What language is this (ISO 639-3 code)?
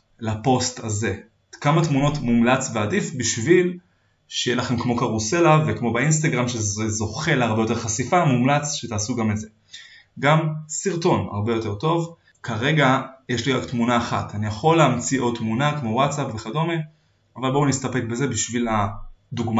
heb